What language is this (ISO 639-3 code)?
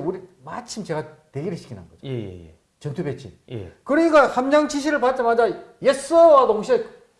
kor